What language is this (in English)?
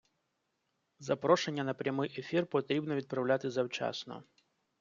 Ukrainian